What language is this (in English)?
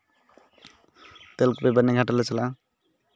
Santali